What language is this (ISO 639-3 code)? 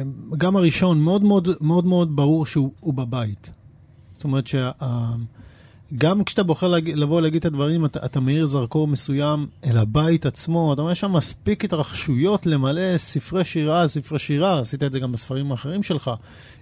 heb